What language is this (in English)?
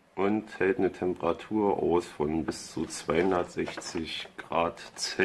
German